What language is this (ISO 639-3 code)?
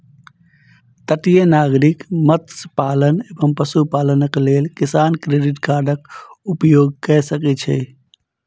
mai